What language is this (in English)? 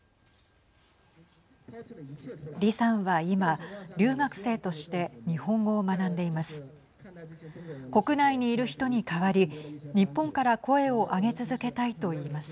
Japanese